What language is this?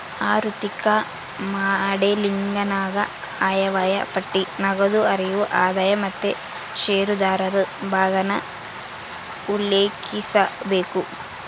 Kannada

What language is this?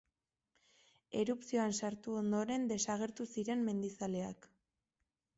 Basque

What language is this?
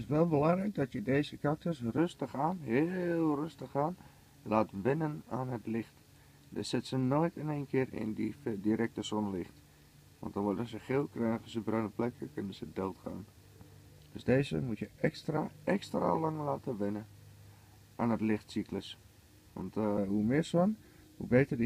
Dutch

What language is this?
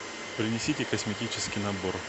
Russian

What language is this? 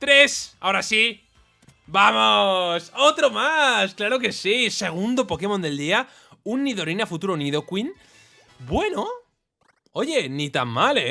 Spanish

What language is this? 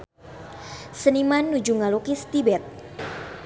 Sundanese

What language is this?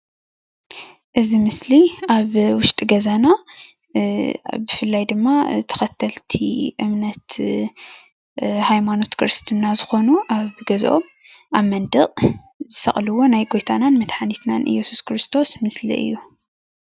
Tigrinya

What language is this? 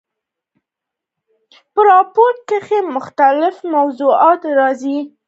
Pashto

